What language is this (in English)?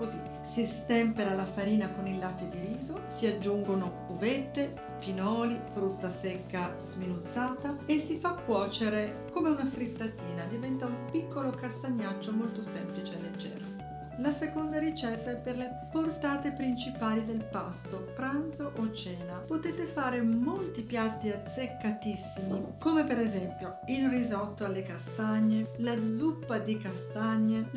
Italian